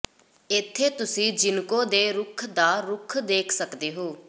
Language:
Punjabi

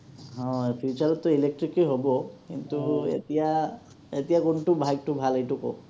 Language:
Assamese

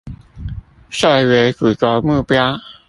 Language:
Chinese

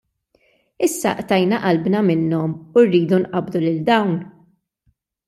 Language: Maltese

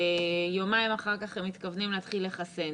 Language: Hebrew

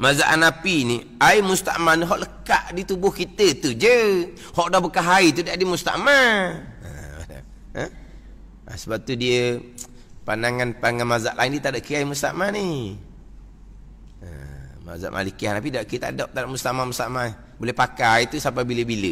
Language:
Malay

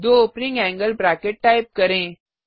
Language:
Hindi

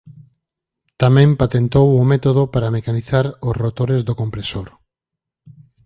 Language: Galician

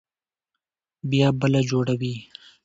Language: Pashto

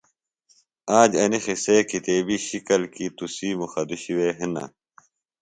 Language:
Phalura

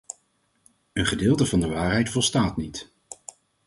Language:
Dutch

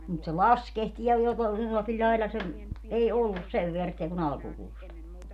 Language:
Finnish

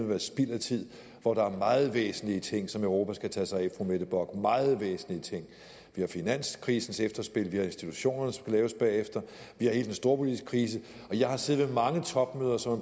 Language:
Danish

